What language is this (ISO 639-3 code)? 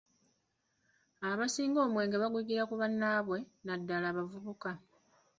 lug